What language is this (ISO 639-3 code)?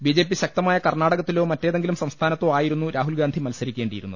mal